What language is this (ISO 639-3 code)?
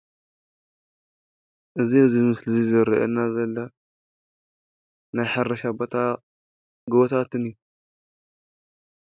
tir